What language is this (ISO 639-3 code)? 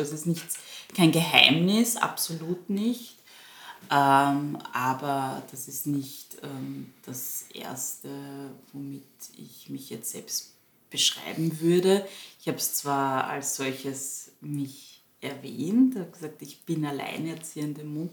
deu